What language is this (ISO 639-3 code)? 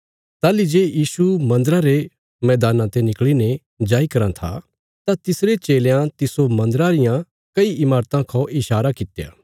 kfs